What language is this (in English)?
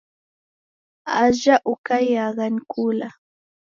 Taita